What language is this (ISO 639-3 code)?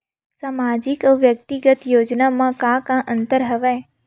hne